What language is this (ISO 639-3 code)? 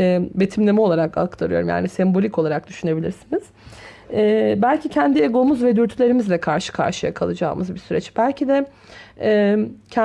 tur